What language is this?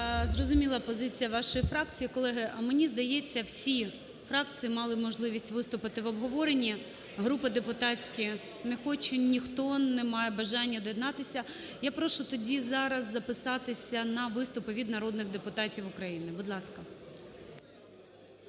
Ukrainian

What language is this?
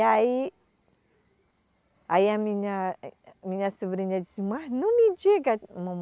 Portuguese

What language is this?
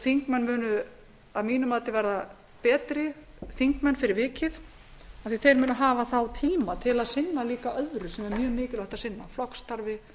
Icelandic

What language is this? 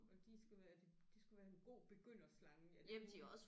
Danish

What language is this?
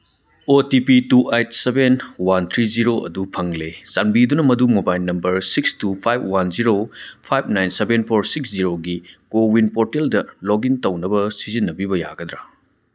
Manipuri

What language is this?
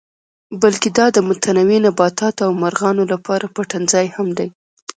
Pashto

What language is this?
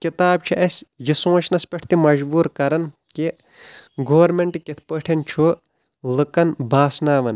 Kashmiri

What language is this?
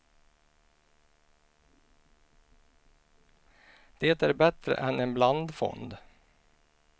Swedish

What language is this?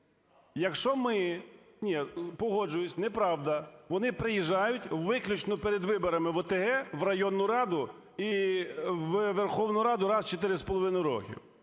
Ukrainian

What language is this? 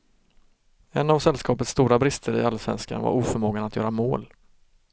Swedish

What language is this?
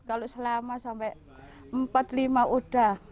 Indonesian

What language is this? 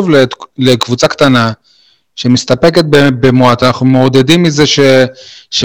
Hebrew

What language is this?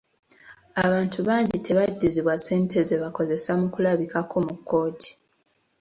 Ganda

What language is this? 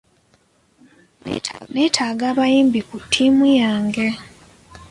Ganda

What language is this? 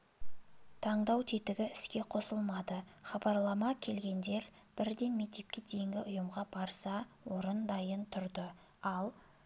Kazakh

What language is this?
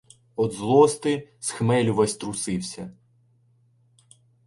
Ukrainian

